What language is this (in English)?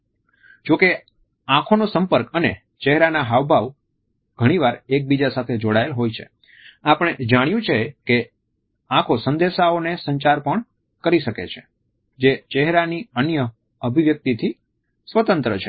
Gujarati